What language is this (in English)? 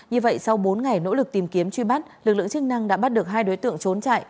Vietnamese